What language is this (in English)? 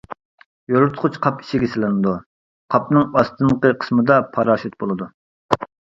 Uyghur